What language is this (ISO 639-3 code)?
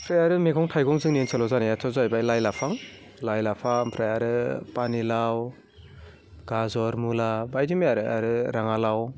brx